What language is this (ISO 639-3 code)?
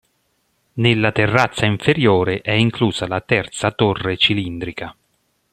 ita